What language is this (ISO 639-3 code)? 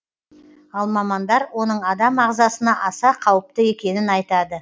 kaz